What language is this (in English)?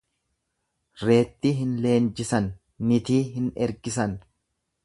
Oromo